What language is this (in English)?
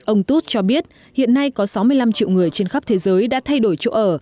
Vietnamese